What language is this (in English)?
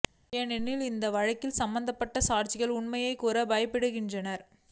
Tamil